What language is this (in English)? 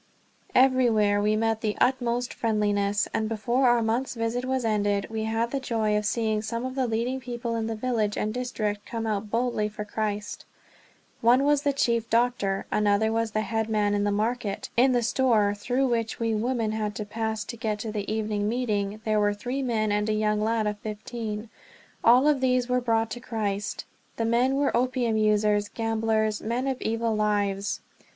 English